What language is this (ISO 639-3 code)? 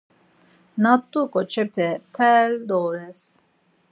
lzz